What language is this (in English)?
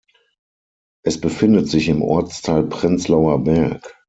German